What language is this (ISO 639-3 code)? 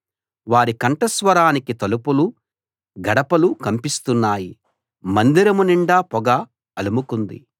tel